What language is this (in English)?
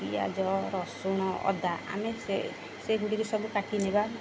Odia